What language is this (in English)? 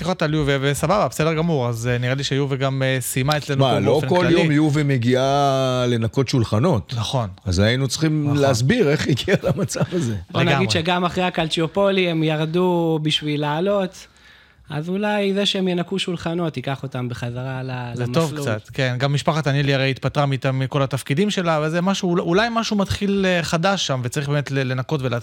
Hebrew